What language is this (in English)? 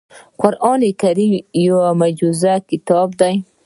Pashto